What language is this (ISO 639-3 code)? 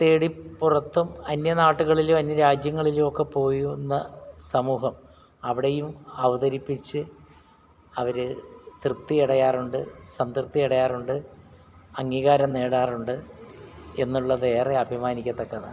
mal